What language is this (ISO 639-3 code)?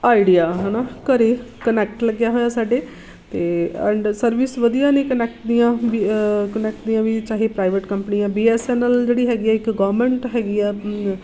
pan